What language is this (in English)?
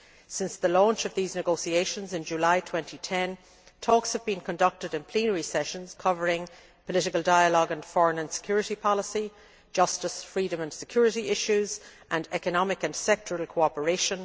English